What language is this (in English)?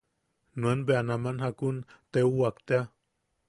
Yaqui